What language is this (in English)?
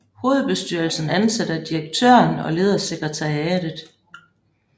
Danish